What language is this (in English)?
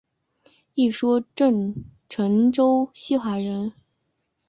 Chinese